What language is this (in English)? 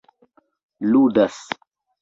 Esperanto